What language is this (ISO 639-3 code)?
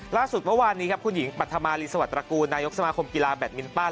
tha